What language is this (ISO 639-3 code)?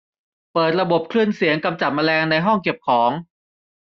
tha